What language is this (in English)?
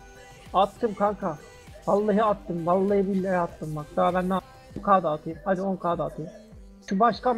Turkish